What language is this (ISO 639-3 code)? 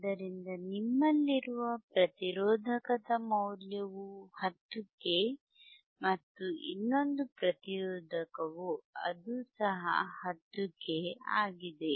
kan